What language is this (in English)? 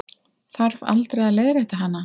Icelandic